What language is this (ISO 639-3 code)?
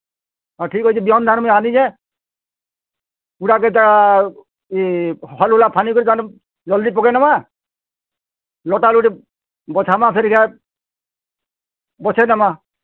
ori